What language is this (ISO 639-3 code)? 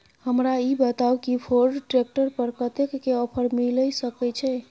mai